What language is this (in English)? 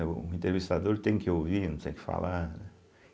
Portuguese